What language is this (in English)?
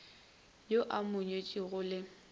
Northern Sotho